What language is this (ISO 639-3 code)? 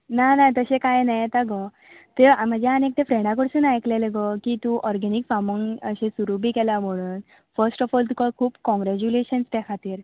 kok